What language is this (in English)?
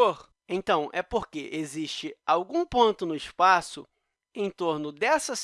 Portuguese